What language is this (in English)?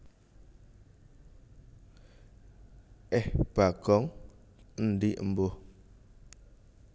Javanese